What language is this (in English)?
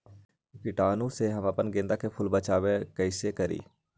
Magahi